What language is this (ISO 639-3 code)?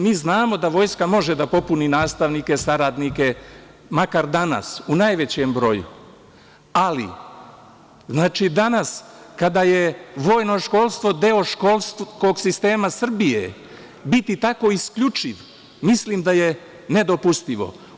srp